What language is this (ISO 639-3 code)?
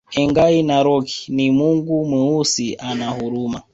swa